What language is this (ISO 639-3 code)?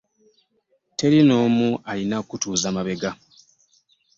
lug